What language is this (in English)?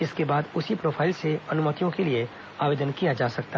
Hindi